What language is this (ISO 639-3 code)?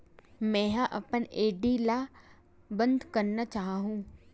hne